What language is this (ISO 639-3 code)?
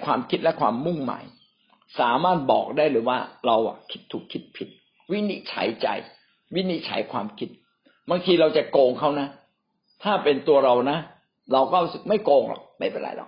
tha